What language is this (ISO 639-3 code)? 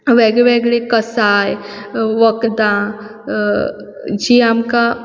kok